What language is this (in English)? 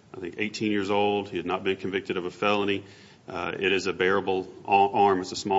English